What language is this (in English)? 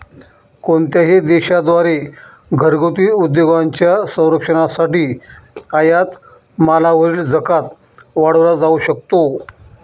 Marathi